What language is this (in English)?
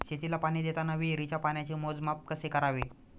Marathi